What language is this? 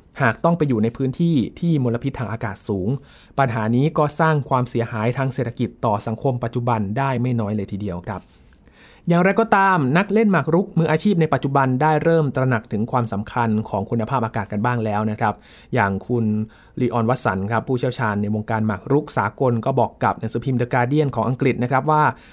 Thai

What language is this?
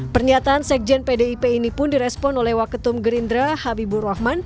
Indonesian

